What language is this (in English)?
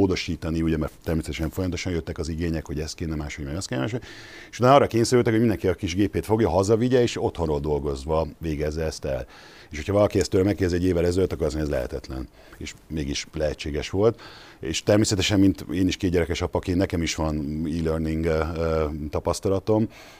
Hungarian